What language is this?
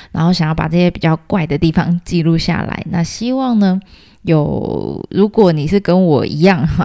Chinese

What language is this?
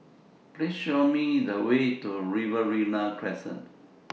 English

